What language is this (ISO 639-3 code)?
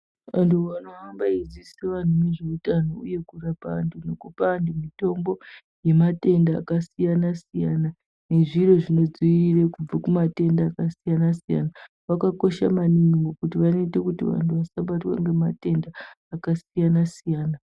ndc